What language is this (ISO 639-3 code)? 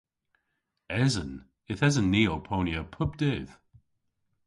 cor